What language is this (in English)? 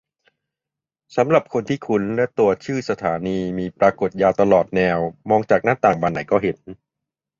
Thai